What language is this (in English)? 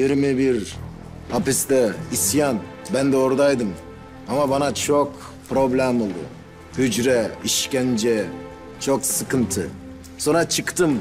Turkish